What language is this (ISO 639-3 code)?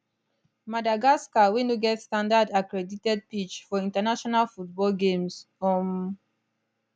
pcm